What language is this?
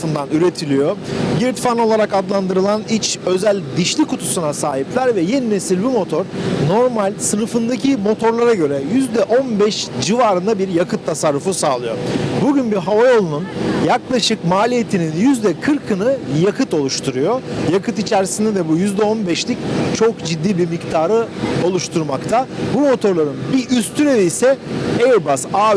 Turkish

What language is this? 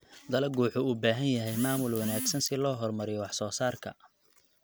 Somali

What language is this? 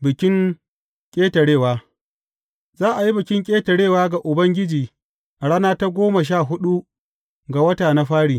Hausa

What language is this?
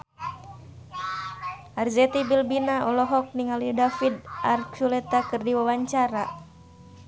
Sundanese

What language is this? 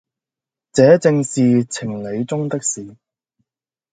Cantonese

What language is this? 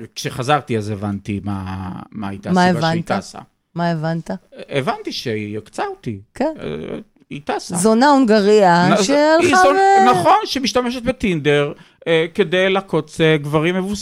Hebrew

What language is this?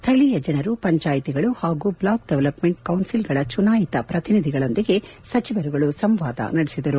Kannada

